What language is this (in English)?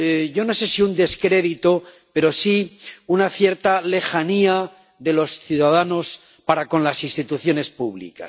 Spanish